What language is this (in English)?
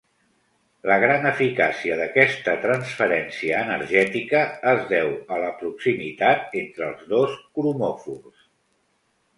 Catalan